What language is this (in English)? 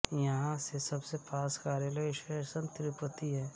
Hindi